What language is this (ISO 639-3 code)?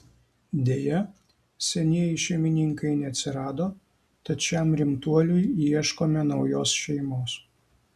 lit